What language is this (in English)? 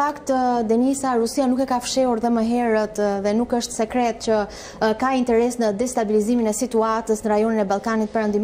Romanian